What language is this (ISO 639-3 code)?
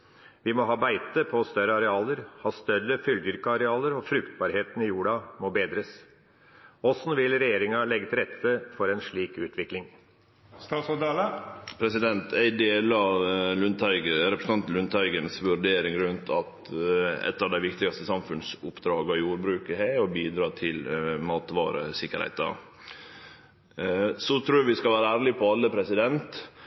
nor